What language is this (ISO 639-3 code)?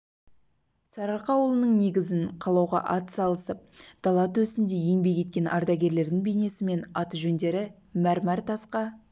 kaz